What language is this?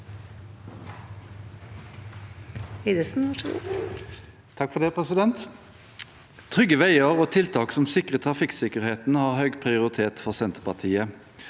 Norwegian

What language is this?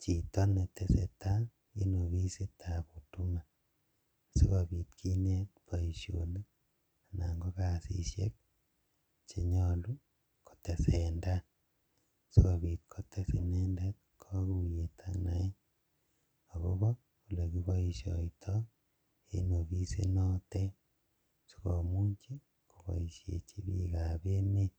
Kalenjin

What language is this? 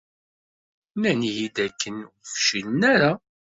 Kabyle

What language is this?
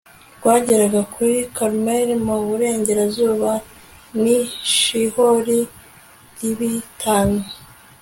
Kinyarwanda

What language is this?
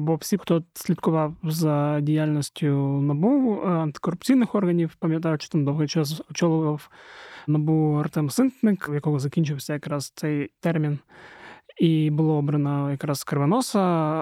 Ukrainian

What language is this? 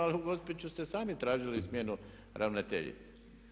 Croatian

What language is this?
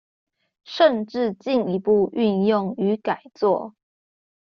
Chinese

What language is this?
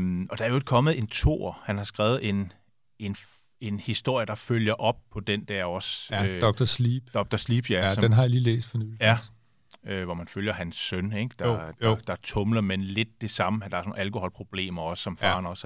Danish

